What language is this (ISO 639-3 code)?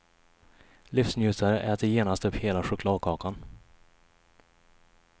swe